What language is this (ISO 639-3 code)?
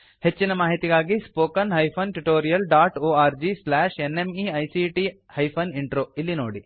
kan